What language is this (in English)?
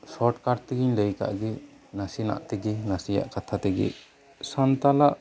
Santali